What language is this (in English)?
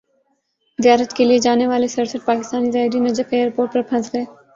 Urdu